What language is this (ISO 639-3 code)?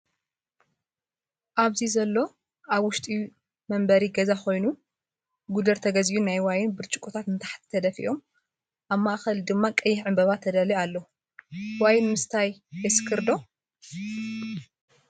tir